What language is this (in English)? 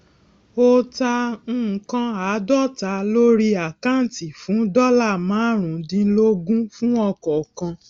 Yoruba